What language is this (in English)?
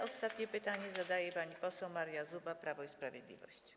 Polish